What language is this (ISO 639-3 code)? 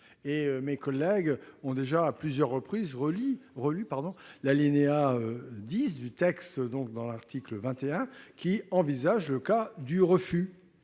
fra